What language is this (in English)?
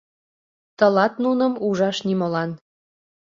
Mari